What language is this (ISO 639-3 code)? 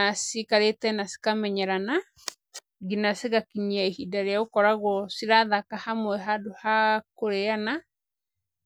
kik